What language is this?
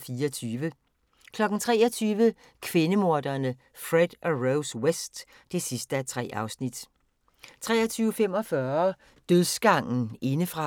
Danish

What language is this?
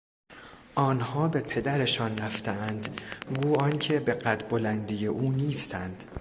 Persian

